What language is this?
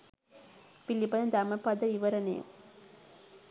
Sinhala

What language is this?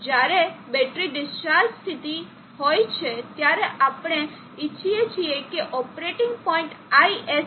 Gujarati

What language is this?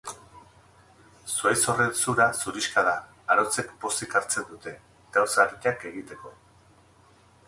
Basque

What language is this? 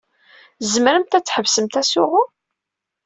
Kabyle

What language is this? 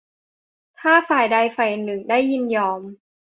Thai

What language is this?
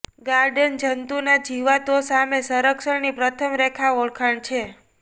Gujarati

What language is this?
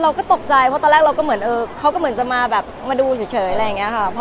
Thai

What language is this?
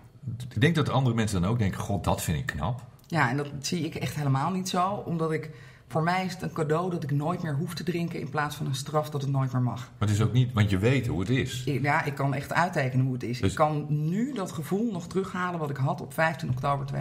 Dutch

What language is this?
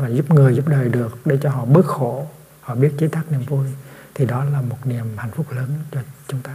Vietnamese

